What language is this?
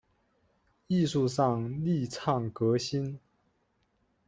Chinese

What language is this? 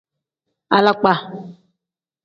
Tem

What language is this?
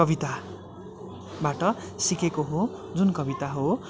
Nepali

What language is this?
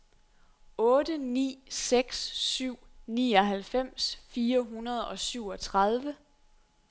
Danish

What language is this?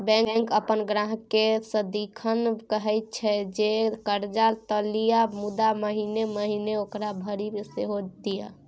Maithili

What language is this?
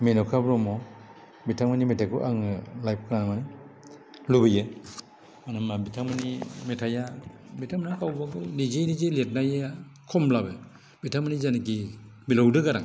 Bodo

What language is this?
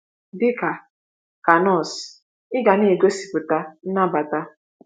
Igbo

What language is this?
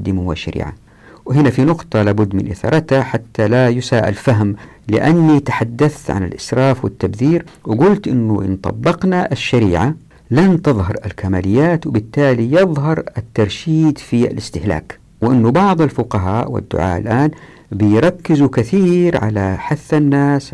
Arabic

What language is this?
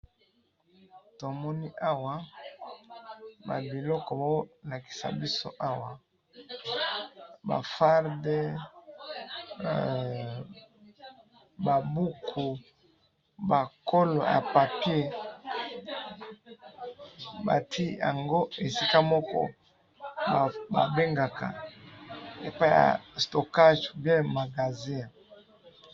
Lingala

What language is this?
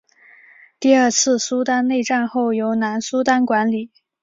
Chinese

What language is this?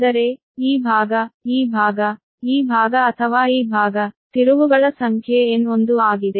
Kannada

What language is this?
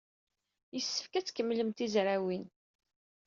Kabyle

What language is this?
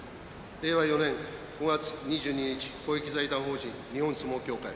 Japanese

